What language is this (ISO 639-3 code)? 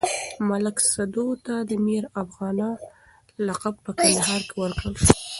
pus